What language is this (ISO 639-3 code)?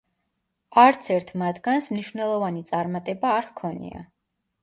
kat